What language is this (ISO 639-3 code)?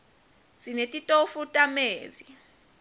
ssw